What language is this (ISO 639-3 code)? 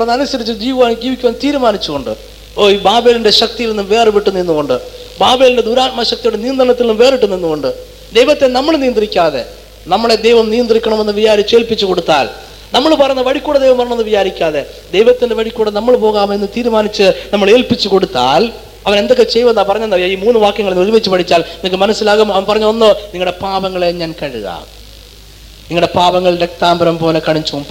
mal